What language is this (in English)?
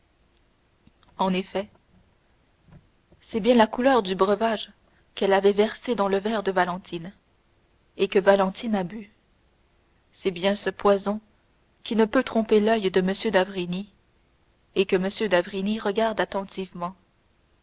French